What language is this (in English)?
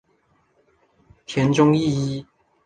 Chinese